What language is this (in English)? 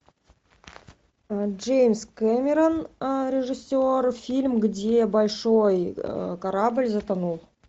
Russian